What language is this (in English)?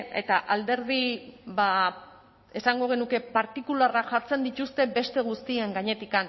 Basque